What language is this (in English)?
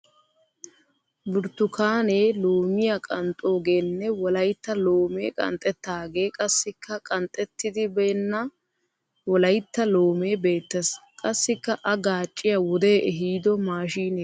Wolaytta